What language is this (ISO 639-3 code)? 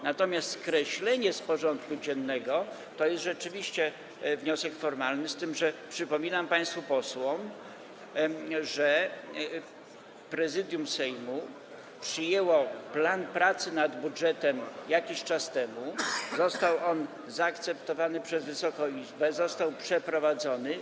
pol